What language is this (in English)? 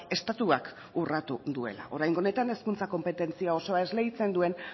Basque